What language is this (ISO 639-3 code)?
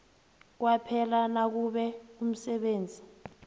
nbl